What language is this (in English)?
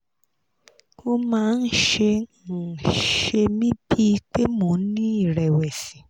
Yoruba